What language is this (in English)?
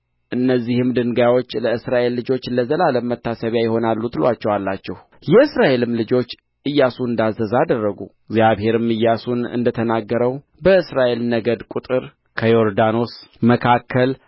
Amharic